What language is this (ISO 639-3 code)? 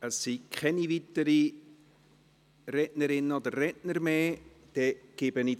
gsw